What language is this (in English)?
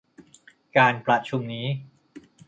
Thai